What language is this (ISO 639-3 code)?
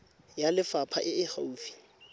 tsn